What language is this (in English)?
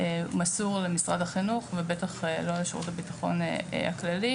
Hebrew